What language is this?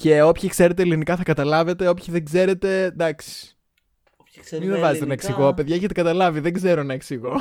Greek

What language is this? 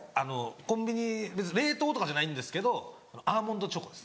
Japanese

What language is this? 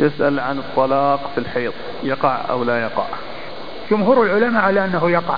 Arabic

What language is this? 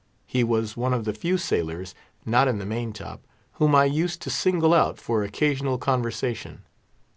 English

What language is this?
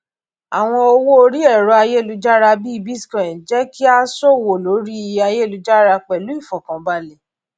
Yoruba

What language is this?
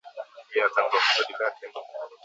Swahili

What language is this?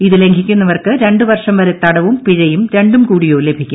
Malayalam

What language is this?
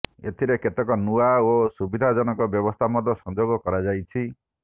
Odia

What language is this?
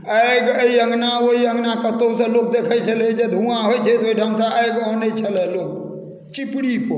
Maithili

